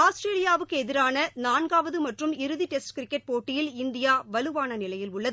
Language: Tamil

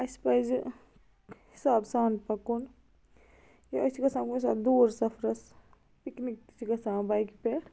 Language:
Kashmiri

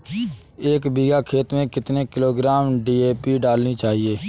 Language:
Hindi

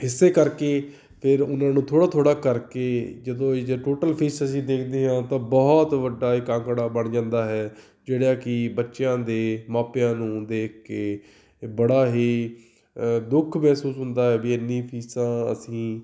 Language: Punjabi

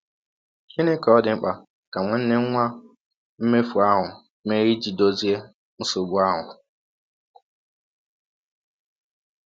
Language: Igbo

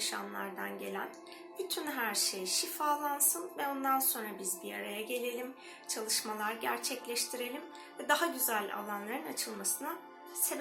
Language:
Turkish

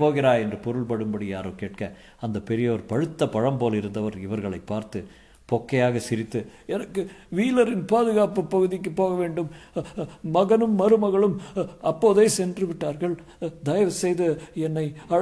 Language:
Tamil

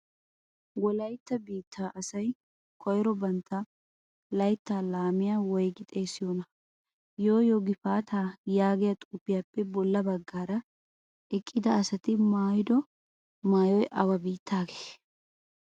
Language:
Wolaytta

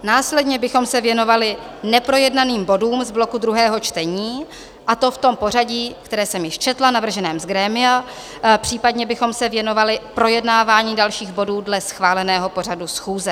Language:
Czech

